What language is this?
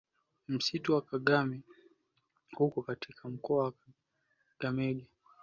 Swahili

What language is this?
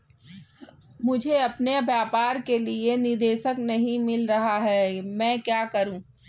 Hindi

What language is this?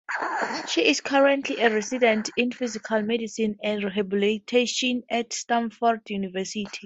English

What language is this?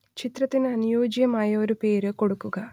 Malayalam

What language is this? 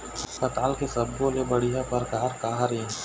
Chhattisgarhi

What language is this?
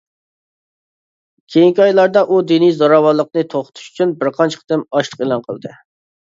Uyghur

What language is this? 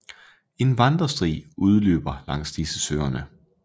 Danish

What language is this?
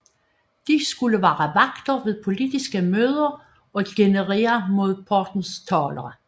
Danish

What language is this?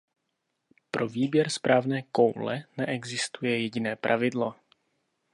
Czech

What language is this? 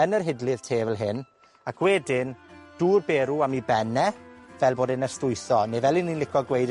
Welsh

